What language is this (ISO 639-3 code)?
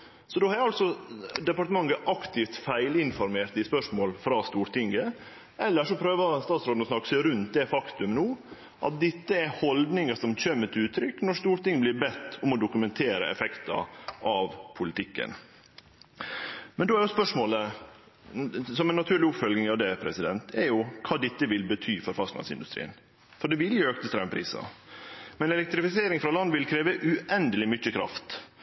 nno